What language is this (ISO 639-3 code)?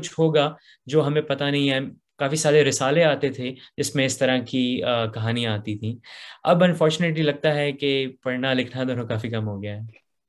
urd